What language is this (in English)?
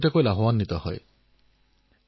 Assamese